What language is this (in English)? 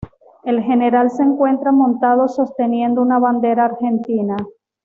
Spanish